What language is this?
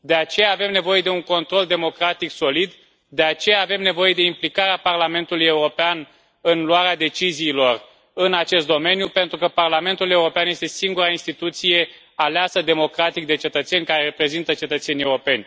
Romanian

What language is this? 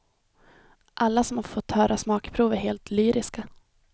Swedish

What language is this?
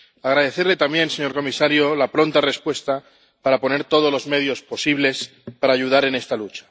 Spanish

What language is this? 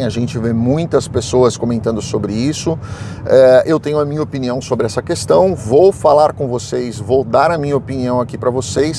Portuguese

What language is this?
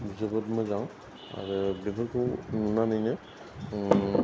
Bodo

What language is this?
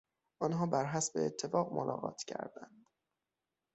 Persian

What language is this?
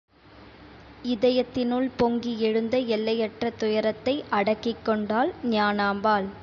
Tamil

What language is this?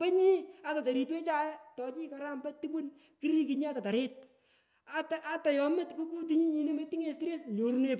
Pökoot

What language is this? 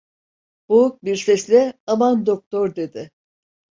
Turkish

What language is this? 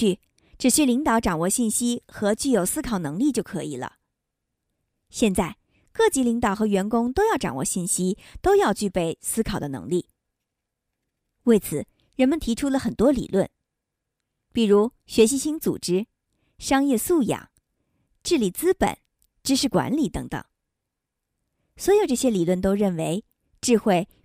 Chinese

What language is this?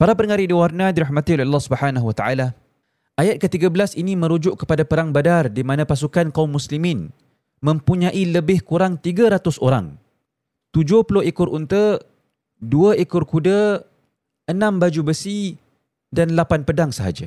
Malay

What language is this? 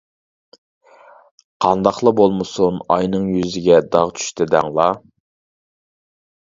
Uyghur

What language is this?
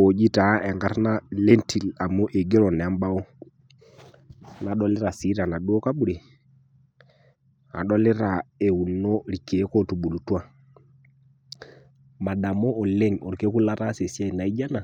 Masai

